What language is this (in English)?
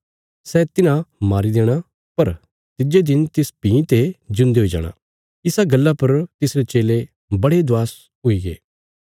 Bilaspuri